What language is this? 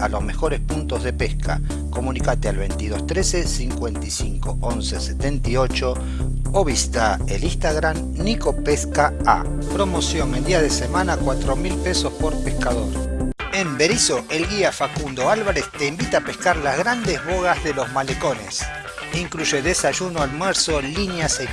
Spanish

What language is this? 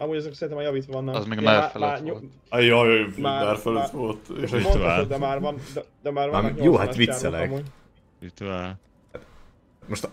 Hungarian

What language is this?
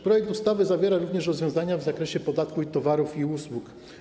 Polish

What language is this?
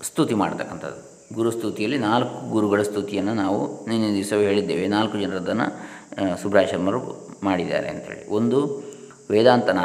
Kannada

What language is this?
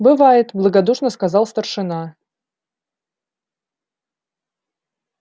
Russian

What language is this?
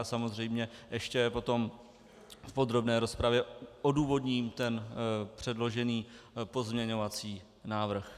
Czech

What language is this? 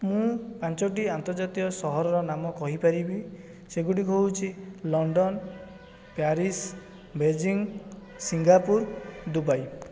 Odia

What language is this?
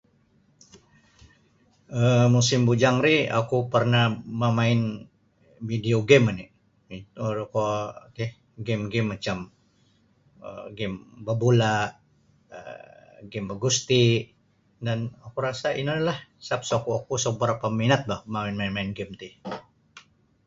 Sabah Bisaya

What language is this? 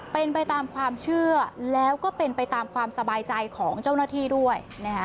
Thai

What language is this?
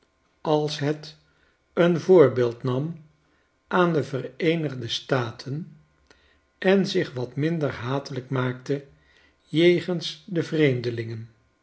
Dutch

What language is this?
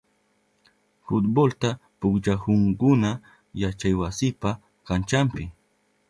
Southern Pastaza Quechua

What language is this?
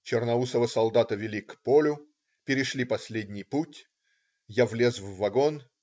Russian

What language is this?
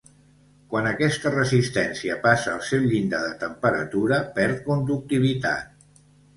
Catalan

